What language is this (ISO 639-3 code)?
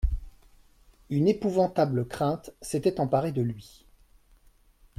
fra